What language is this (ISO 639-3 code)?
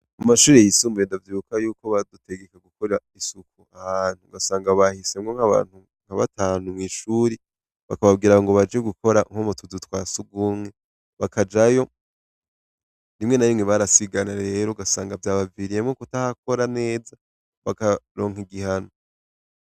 run